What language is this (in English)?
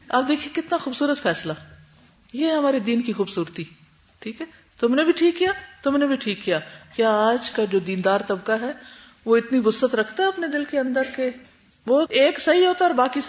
Urdu